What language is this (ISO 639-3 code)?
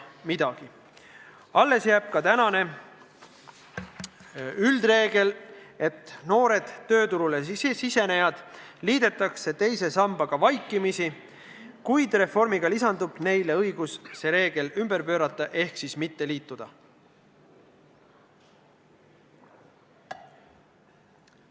est